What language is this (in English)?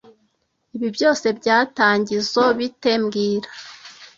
Kinyarwanda